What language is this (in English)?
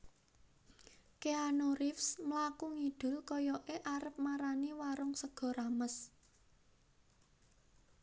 Javanese